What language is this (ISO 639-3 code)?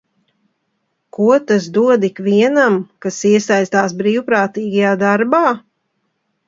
lav